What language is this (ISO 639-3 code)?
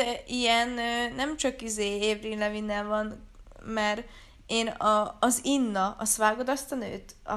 hun